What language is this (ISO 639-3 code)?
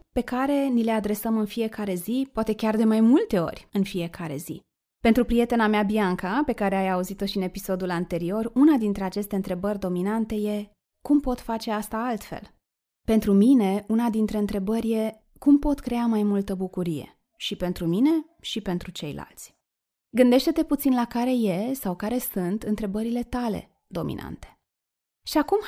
ron